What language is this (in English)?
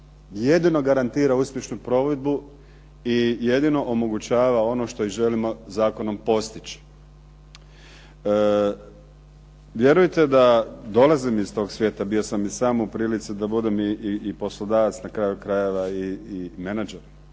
Croatian